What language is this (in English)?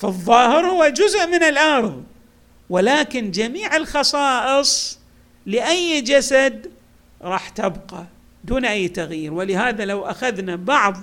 Arabic